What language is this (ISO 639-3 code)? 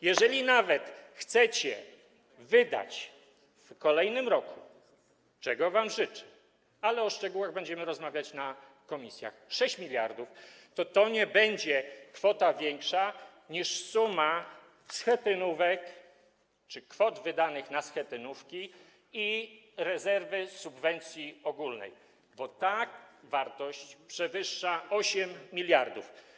pol